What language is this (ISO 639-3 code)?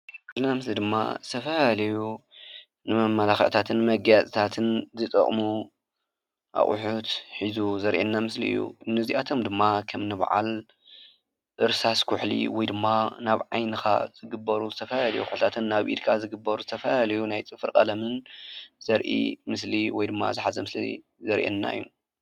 tir